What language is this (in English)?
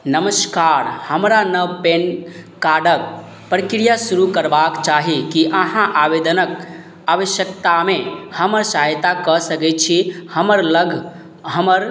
Maithili